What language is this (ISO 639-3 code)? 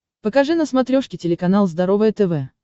rus